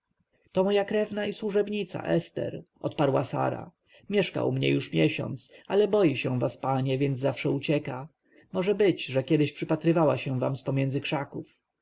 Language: Polish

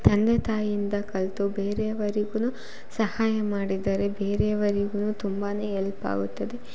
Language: Kannada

